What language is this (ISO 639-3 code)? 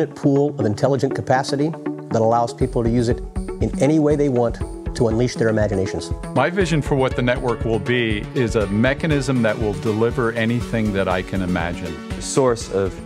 eng